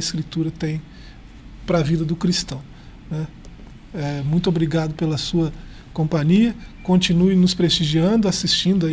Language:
Portuguese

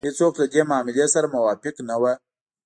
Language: Pashto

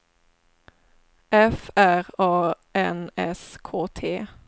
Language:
Swedish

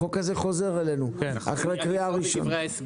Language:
Hebrew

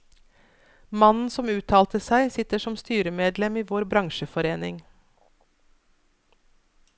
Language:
Norwegian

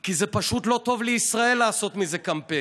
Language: Hebrew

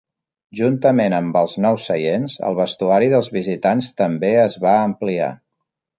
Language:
Catalan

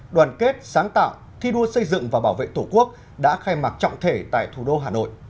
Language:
Vietnamese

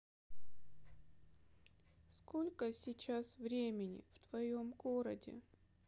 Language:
Russian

